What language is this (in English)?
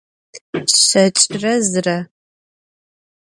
Adyghe